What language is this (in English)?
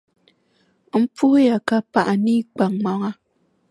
Dagbani